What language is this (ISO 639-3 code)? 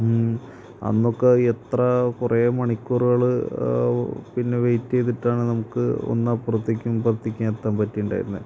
mal